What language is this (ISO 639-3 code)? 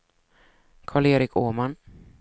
swe